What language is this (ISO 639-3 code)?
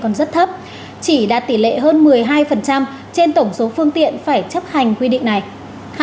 vie